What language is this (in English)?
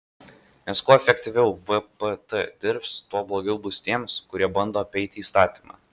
Lithuanian